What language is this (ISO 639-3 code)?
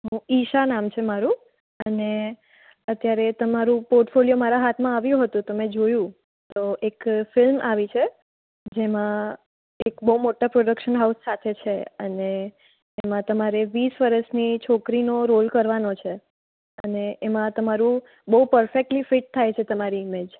guj